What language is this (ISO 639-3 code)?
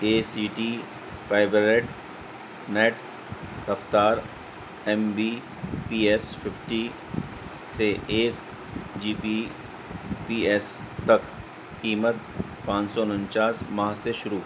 urd